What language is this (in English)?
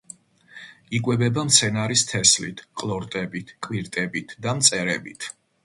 Georgian